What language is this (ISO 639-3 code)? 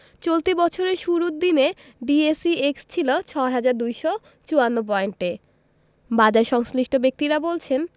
ben